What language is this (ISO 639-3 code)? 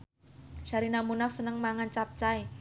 jav